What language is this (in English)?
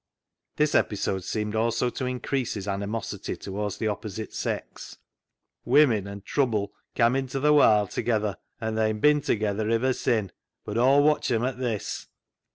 English